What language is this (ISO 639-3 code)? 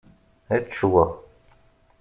kab